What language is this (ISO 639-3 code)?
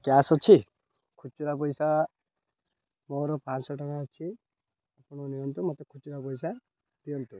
ori